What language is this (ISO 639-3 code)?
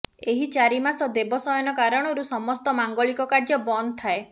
ori